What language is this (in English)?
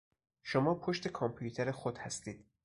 Persian